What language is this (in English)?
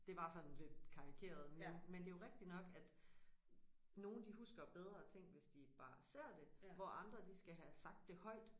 Danish